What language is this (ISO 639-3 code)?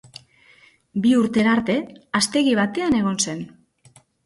eus